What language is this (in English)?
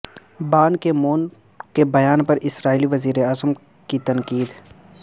Urdu